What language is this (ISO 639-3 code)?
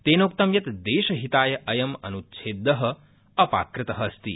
san